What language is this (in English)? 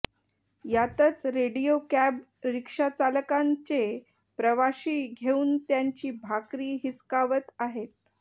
Marathi